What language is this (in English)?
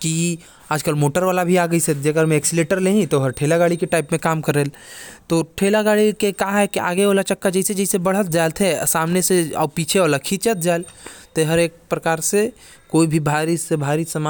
Korwa